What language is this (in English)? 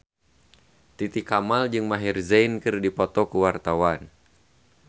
Sundanese